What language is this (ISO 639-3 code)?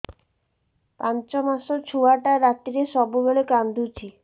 ori